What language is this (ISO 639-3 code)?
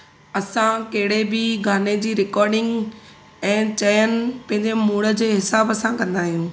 snd